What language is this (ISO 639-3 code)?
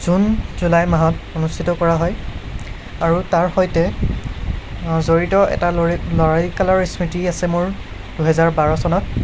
asm